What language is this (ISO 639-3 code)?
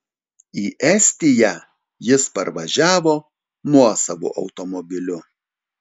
lit